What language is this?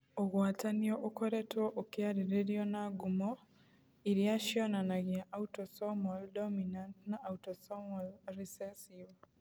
Kikuyu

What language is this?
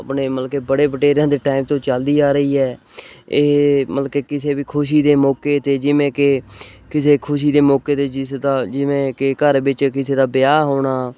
Punjabi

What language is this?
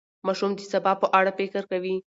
Pashto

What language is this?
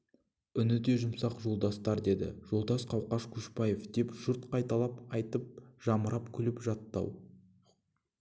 Kazakh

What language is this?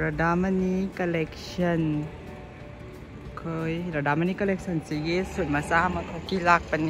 Japanese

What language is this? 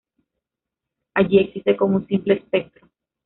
Spanish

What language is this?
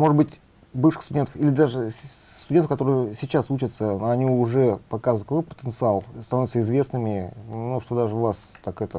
Russian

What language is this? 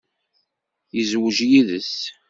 Kabyle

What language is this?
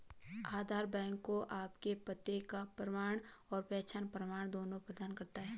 Hindi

